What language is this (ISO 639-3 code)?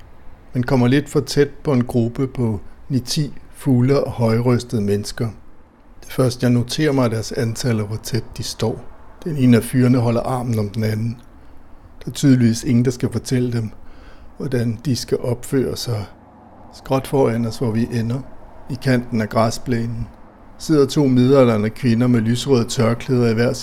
dan